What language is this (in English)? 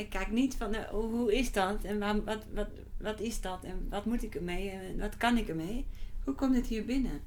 Dutch